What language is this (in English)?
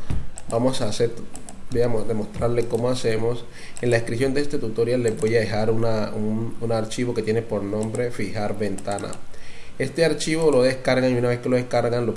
Spanish